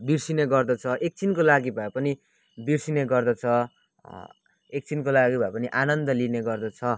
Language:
Nepali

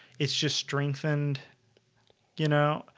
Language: English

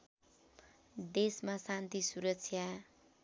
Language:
Nepali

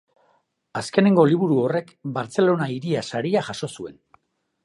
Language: Basque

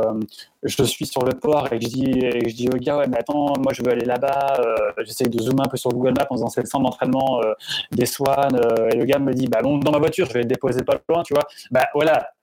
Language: French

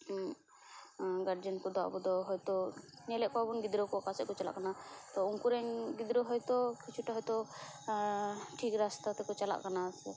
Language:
Santali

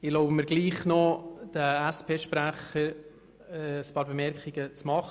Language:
Swiss German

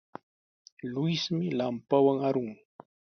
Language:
Sihuas Ancash Quechua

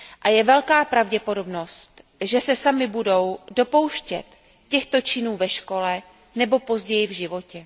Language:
Czech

